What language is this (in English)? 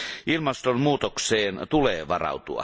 Finnish